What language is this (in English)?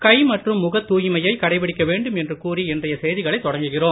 Tamil